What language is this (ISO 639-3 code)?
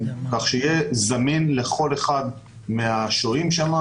heb